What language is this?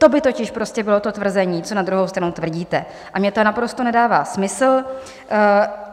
Czech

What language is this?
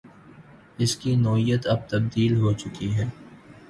Urdu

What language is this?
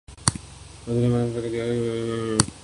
Urdu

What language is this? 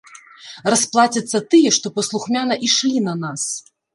Belarusian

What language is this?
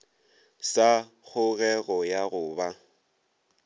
Northern Sotho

